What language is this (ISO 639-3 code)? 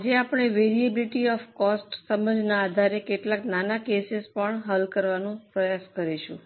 guj